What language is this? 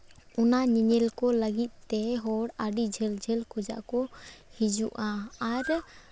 Santali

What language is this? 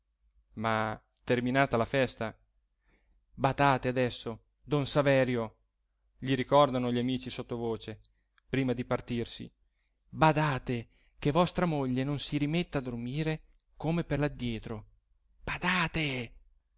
Italian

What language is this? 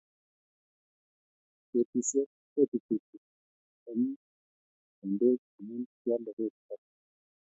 Kalenjin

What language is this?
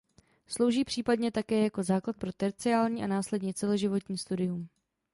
Czech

